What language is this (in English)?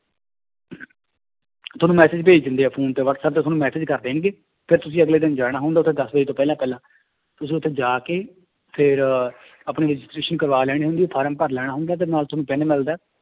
Punjabi